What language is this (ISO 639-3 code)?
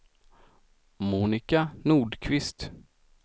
swe